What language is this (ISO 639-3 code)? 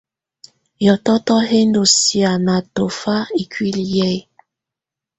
tvu